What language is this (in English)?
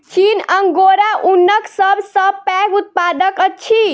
Maithili